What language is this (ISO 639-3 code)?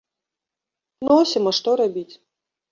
bel